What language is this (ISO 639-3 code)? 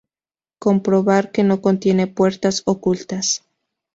spa